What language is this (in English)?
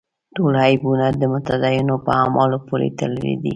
Pashto